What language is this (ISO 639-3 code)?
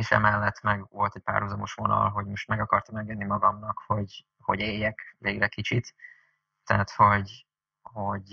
hun